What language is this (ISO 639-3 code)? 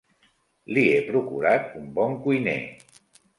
cat